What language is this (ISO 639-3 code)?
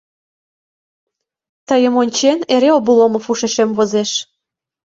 chm